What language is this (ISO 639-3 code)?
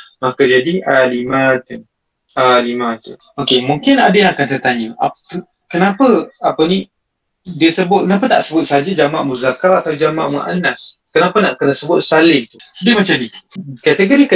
msa